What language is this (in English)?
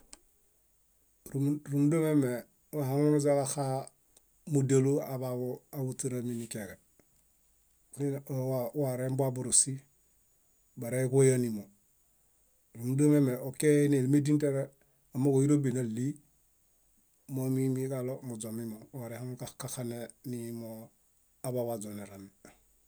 Bayot